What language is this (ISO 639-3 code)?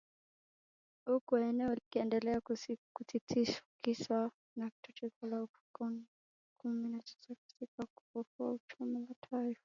swa